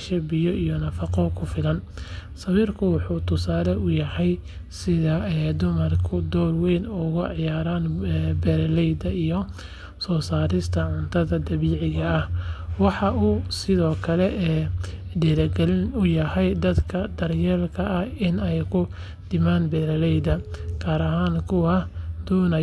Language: Somali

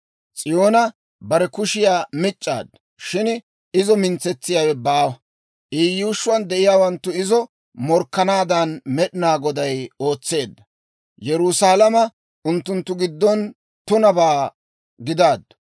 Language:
Dawro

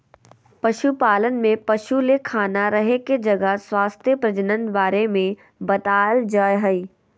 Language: Magahi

